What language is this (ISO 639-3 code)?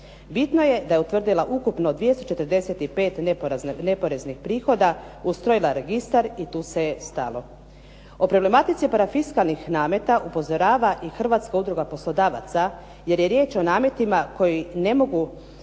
hrv